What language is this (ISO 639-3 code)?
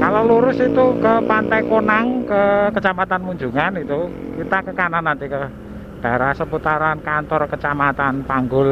ind